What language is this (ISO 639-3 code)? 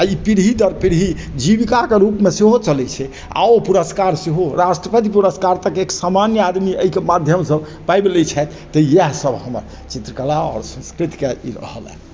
mai